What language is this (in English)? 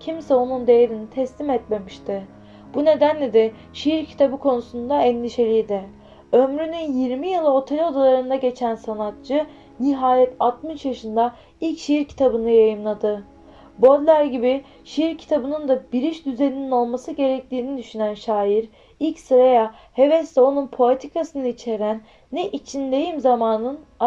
Turkish